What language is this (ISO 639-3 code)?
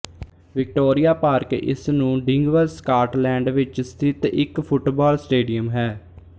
pan